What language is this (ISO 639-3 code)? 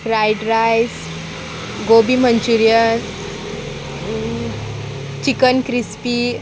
kok